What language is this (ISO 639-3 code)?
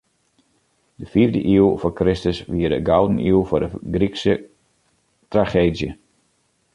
fry